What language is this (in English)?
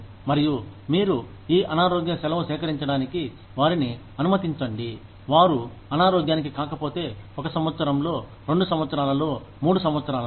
Telugu